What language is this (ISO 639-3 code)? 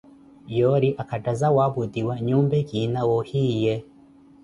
eko